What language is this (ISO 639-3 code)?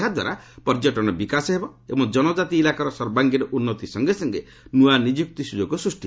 ori